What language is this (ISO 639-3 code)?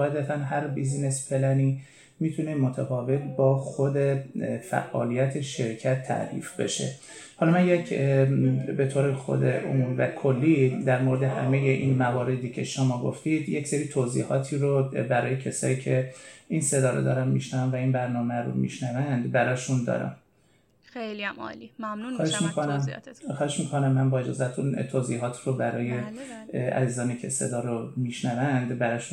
fas